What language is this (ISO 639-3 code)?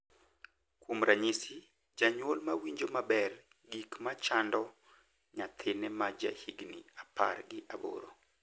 luo